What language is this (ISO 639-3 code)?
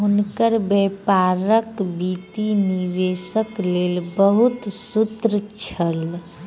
mai